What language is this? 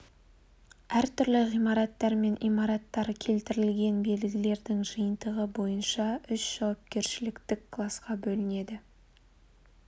Kazakh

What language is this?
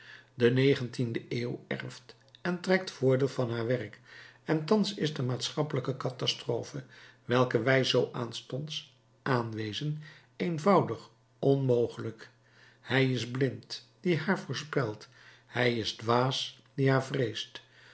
Dutch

